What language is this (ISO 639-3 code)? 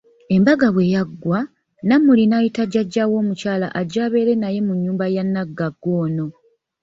lug